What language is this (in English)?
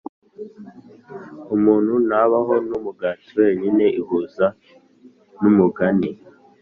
Kinyarwanda